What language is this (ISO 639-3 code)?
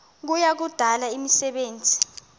xho